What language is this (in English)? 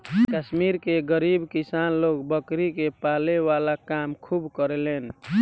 Bhojpuri